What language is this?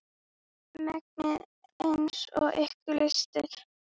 Icelandic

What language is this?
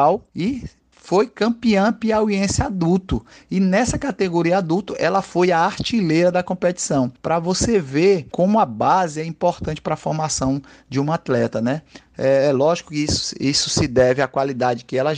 Portuguese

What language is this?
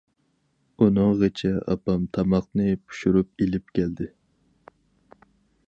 Uyghur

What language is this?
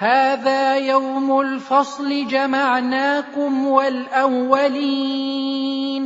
Arabic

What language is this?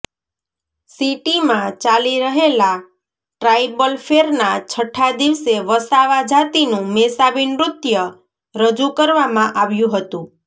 Gujarati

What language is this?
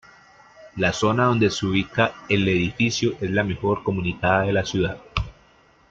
Spanish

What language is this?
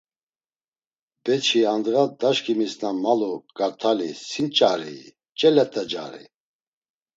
Laz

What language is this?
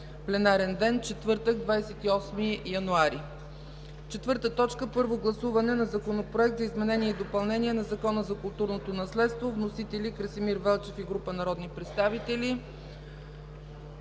Bulgarian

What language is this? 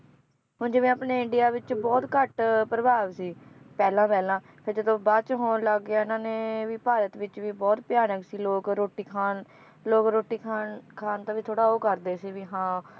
Punjabi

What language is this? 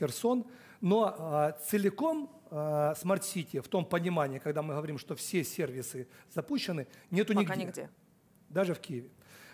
Russian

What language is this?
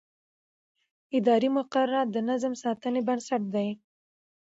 Pashto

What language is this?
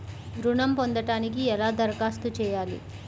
Telugu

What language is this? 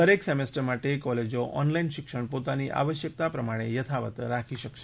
Gujarati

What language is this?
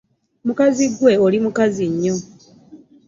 Ganda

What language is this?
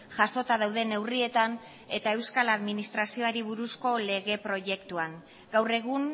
Basque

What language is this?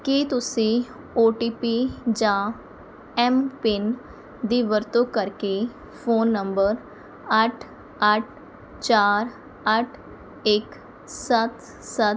Punjabi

